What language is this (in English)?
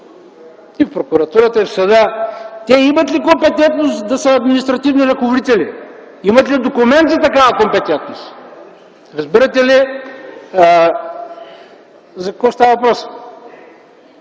Bulgarian